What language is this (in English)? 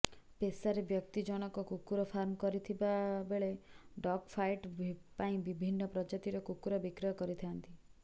Odia